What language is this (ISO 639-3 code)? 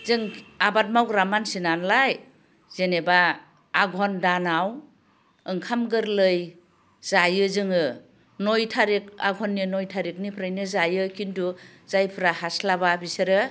brx